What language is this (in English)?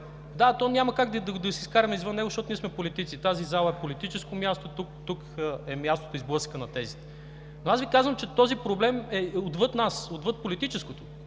Bulgarian